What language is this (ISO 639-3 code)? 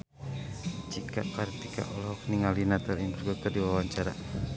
sun